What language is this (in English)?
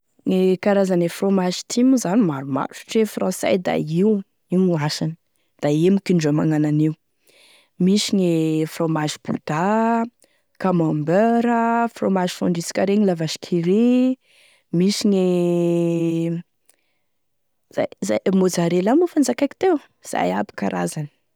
Tesaka Malagasy